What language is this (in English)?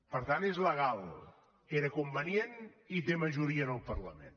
Catalan